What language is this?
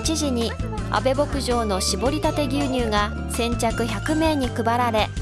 Japanese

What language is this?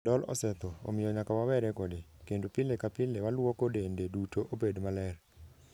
Luo (Kenya and Tanzania)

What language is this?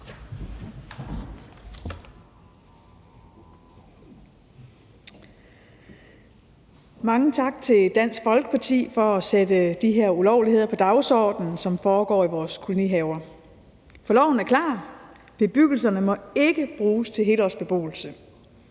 Danish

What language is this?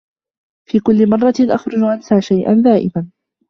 Arabic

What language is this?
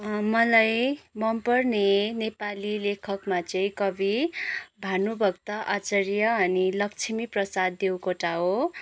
Nepali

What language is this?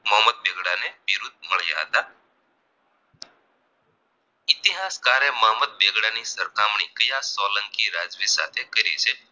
Gujarati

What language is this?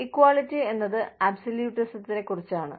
Malayalam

